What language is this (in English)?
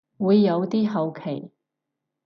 Cantonese